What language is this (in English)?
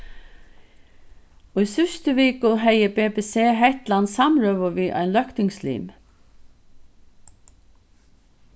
Faroese